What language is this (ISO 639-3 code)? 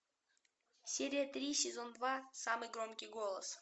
rus